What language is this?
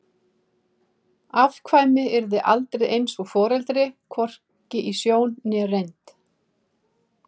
Icelandic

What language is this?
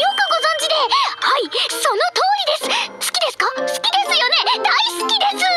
Japanese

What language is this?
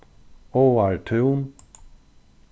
Faroese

